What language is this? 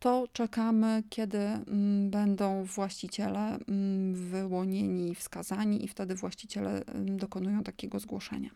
Polish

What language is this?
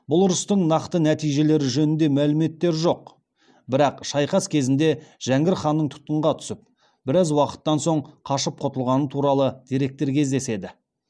Kazakh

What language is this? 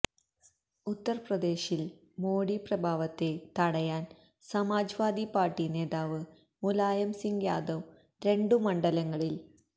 Malayalam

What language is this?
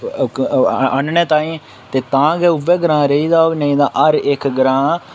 Dogri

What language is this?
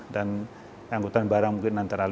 Indonesian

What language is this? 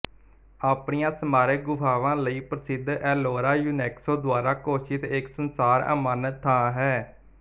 Punjabi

